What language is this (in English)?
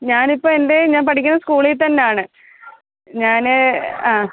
Malayalam